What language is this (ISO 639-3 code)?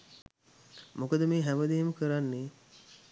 sin